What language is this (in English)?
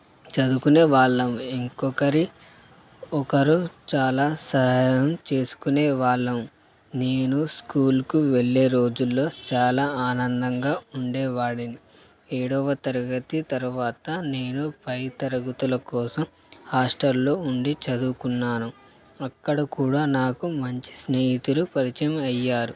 Telugu